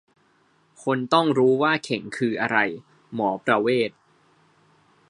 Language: Thai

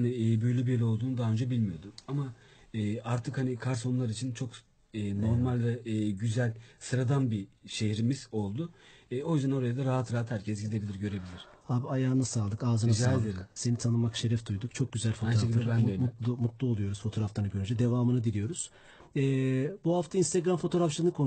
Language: Turkish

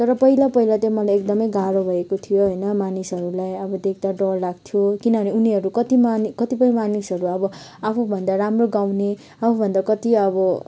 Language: Nepali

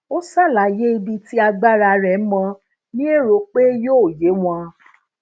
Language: Yoruba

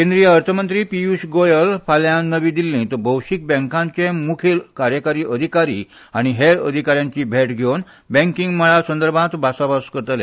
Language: Konkani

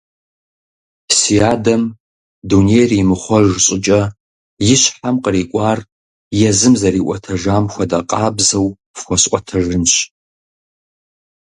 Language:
Kabardian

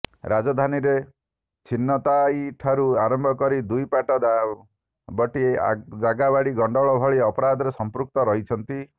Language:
Odia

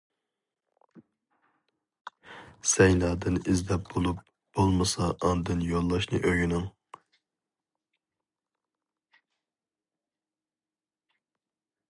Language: Uyghur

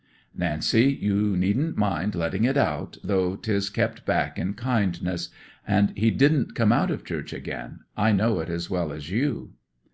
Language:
English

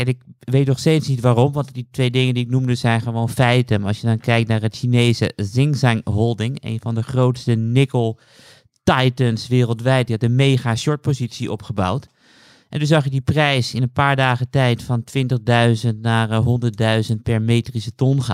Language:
Dutch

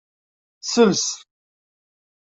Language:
Kabyle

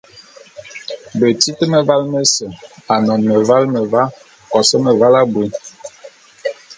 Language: Bulu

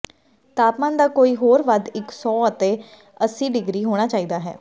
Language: Punjabi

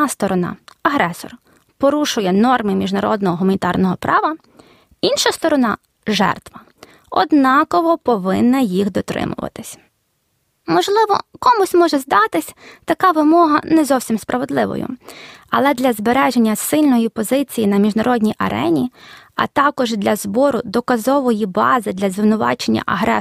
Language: Ukrainian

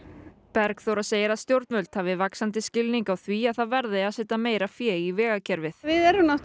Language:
Icelandic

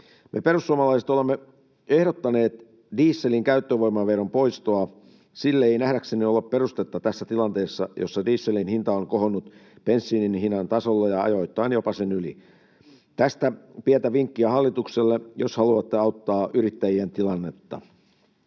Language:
Finnish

